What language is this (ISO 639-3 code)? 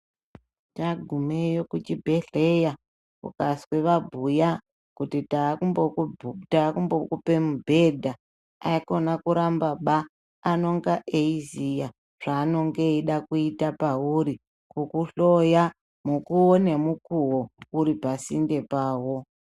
ndc